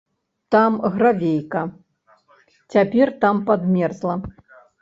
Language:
Belarusian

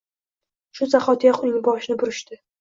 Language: Uzbek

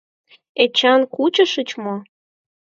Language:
Mari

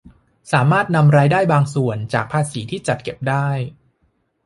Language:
Thai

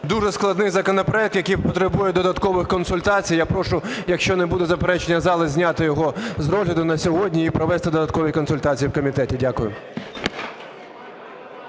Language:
Ukrainian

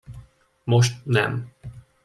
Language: Hungarian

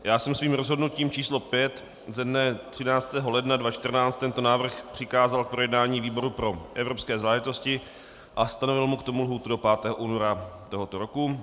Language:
Czech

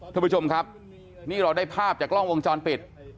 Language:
Thai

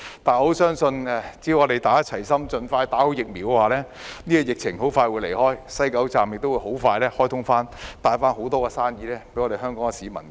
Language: Cantonese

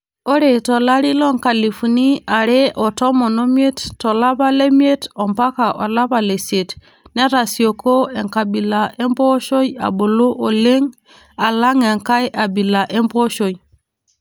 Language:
Masai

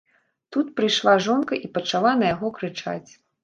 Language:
Belarusian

